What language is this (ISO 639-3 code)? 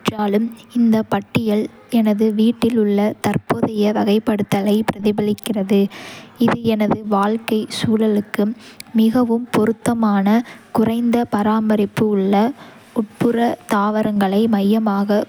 kfe